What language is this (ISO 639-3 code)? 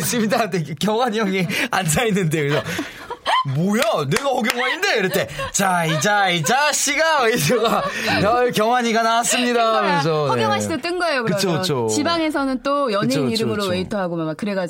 kor